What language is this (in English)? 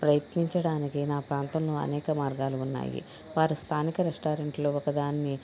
Telugu